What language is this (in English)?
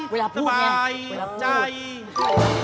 Thai